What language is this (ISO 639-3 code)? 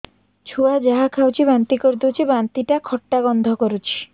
ori